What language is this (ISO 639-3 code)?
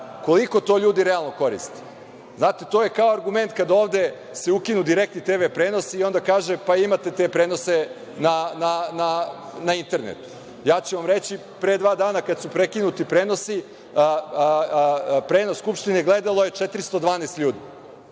srp